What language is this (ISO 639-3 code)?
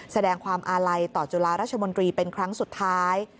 tha